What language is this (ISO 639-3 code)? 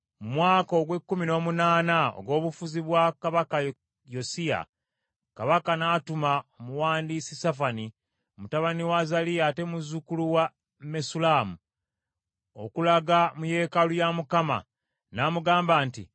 lug